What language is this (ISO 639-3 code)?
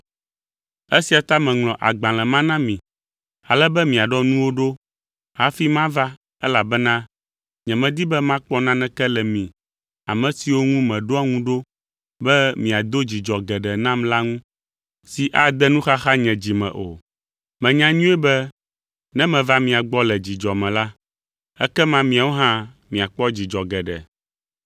ewe